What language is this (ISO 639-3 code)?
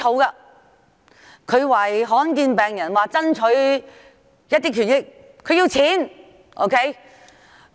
yue